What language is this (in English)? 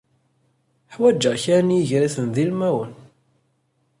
Kabyle